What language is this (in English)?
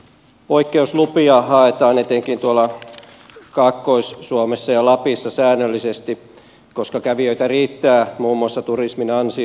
Finnish